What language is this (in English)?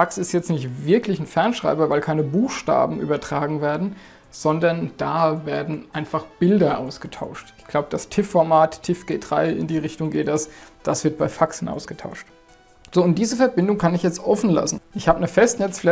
German